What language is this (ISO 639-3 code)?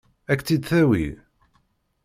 kab